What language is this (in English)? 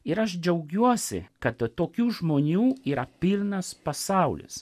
Lithuanian